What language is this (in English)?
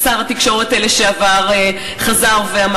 Hebrew